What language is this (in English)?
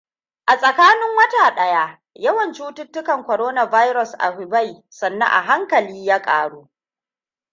Hausa